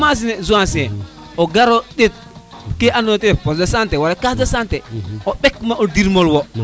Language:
Serer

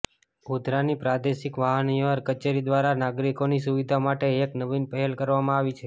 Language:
Gujarati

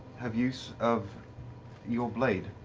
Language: English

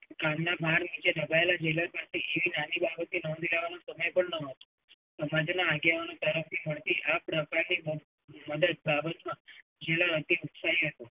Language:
Gujarati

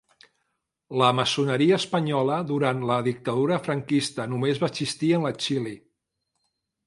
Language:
Catalan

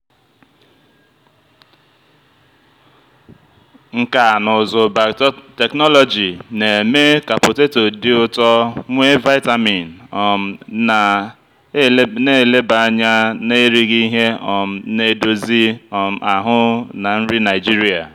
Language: Igbo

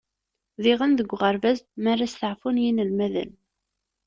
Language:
Kabyle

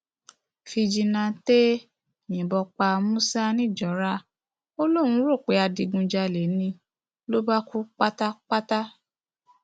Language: Yoruba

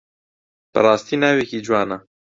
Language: Central Kurdish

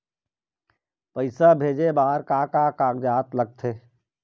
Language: Chhattisgarhi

